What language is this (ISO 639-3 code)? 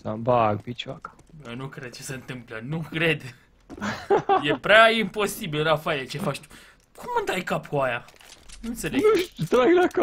ron